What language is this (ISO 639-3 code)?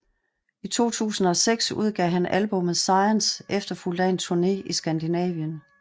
dan